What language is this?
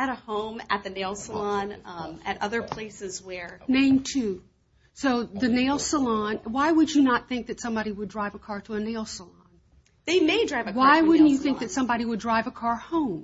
English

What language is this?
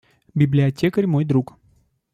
Russian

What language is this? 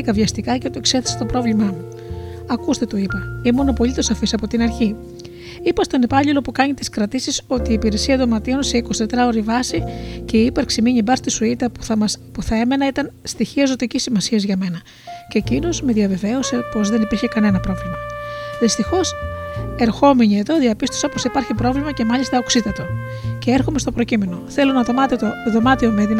Greek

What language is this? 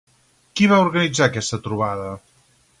Catalan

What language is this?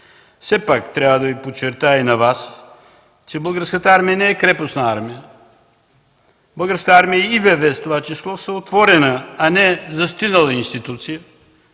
Bulgarian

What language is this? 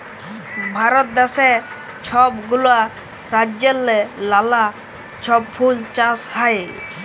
Bangla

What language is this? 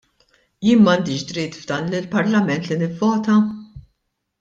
Maltese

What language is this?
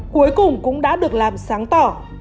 Vietnamese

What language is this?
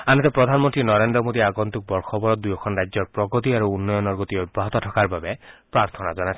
Assamese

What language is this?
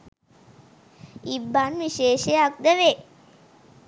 Sinhala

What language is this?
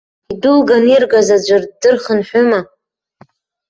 Abkhazian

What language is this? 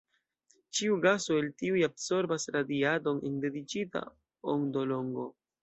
Esperanto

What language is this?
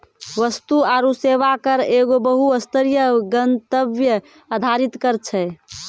Maithili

